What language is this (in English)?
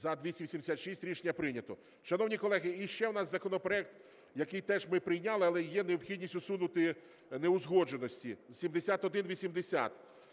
Ukrainian